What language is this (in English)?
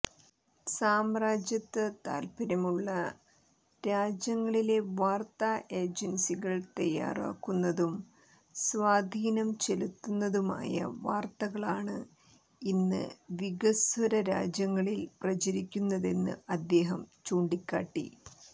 Malayalam